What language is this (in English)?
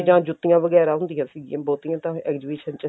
Punjabi